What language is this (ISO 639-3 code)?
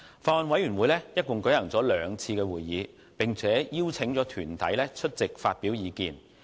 yue